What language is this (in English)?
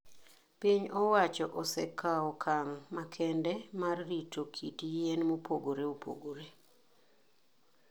Luo (Kenya and Tanzania)